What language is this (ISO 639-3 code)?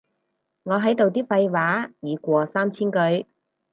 yue